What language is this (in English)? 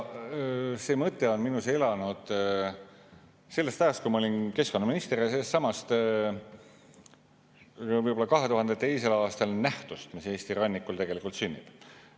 Estonian